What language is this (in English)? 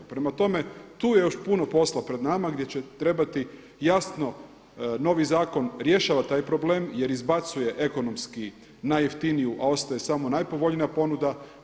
Croatian